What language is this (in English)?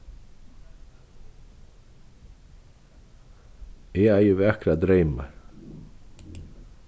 Faroese